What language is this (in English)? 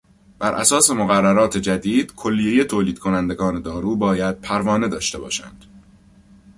Persian